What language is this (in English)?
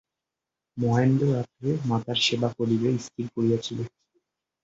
Bangla